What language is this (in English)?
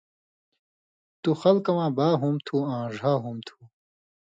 Indus Kohistani